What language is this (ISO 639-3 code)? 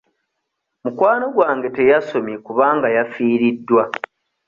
lug